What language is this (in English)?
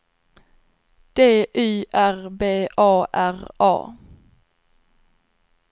Swedish